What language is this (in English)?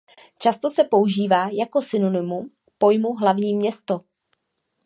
Czech